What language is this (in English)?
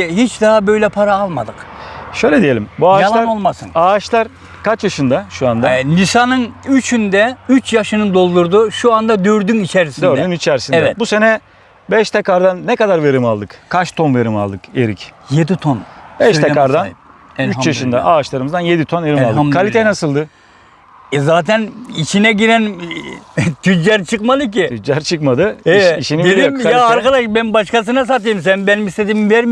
Turkish